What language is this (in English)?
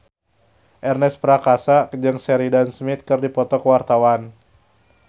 Sundanese